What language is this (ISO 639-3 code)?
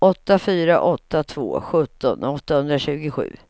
swe